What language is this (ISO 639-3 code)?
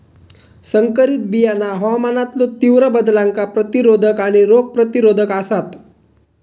mar